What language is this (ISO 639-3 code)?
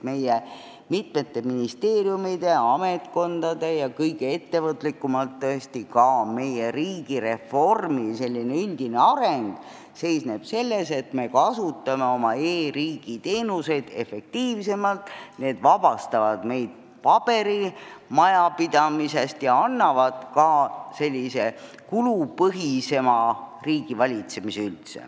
est